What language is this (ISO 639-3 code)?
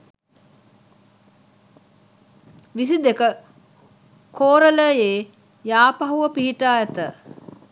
sin